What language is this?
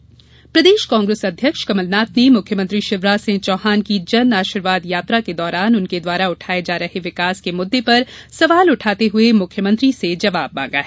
Hindi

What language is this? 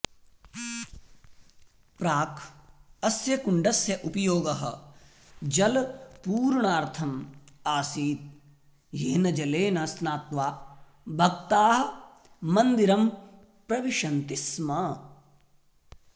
Sanskrit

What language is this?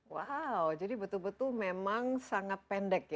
Indonesian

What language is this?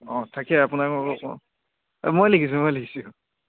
Assamese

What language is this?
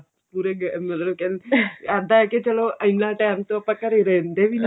Punjabi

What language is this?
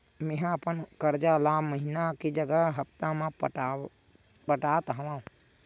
Chhattisgarhi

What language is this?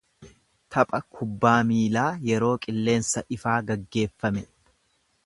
Oromo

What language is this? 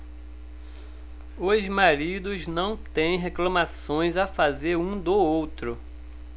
Portuguese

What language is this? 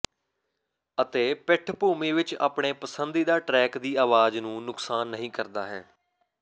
Punjabi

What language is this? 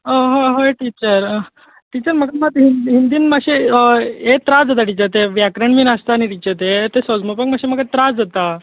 Konkani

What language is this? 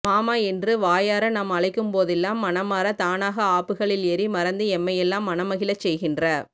Tamil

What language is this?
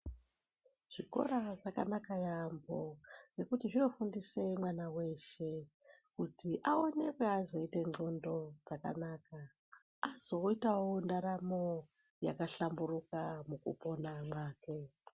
Ndau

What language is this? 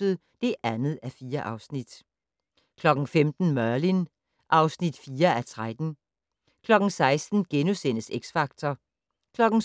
Danish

